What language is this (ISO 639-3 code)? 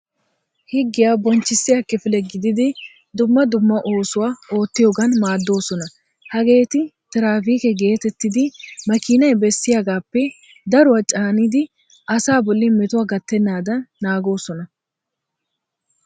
wal